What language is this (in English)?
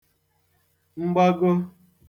Igbo